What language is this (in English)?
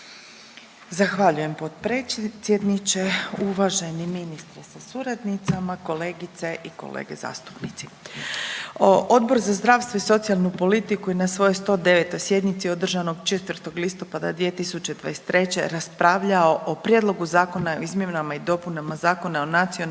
Croatian